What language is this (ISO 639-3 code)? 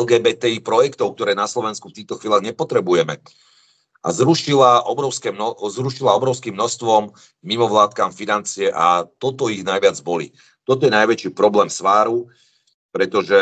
slk